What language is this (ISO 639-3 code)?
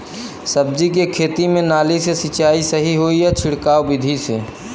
bho